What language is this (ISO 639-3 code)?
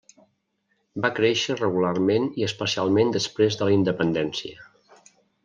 cat